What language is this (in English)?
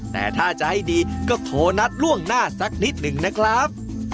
Thai